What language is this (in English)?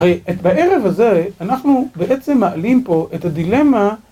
Hebrew